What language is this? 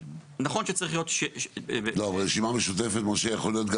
Hebrew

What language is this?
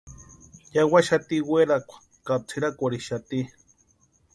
Western Highland Purepecha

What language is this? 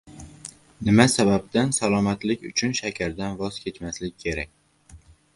Uzbek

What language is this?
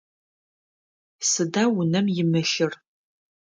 Adyghe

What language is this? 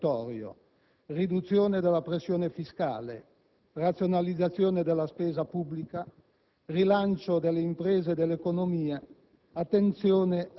Italian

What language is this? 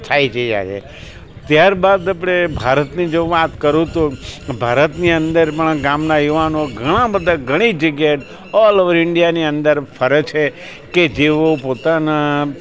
Gujarati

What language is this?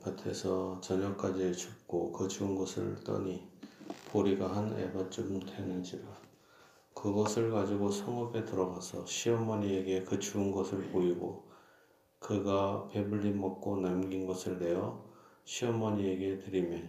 Korean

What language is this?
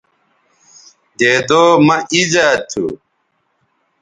Bateri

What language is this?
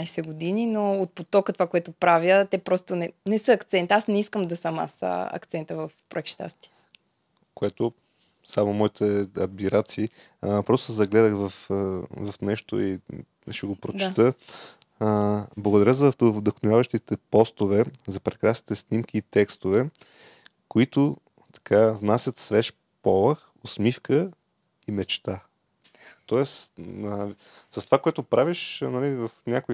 Bulgarian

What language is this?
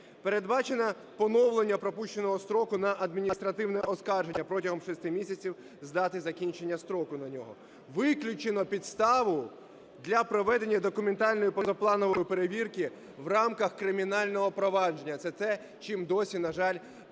Ukrainian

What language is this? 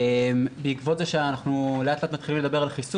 Hebrew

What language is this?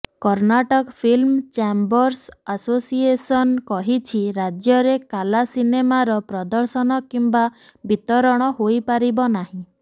Odia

